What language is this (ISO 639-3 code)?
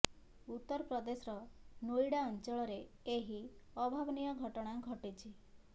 ori